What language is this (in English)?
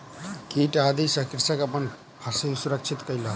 Maithili